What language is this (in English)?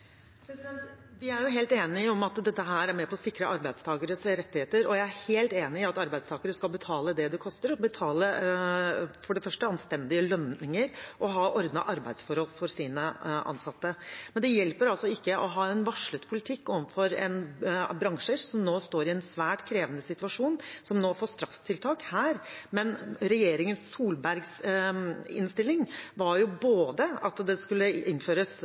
Norwegian Bokmål